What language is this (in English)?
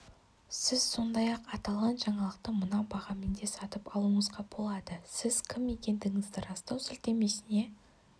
Kazakh